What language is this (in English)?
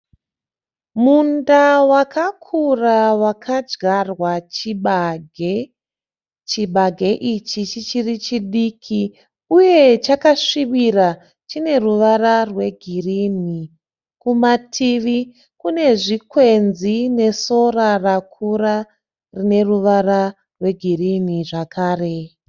Shona